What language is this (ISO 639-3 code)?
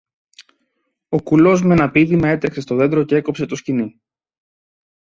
ell